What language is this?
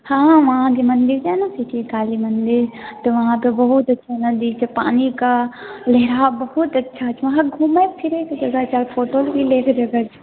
Maithili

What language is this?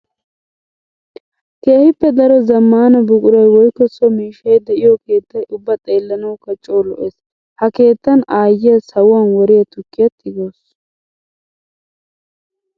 Wolaytta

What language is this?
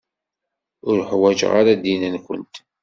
Kabyle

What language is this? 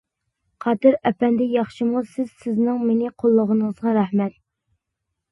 Uyghur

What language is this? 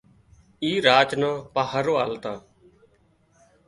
Wadiyara Koli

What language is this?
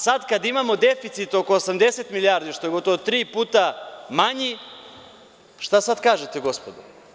Serbian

